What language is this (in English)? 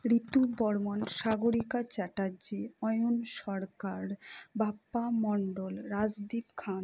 Bangla